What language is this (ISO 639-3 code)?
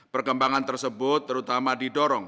ind